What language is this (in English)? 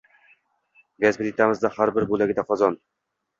Uzbek